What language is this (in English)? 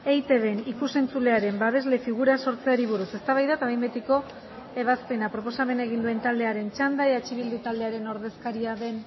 Basque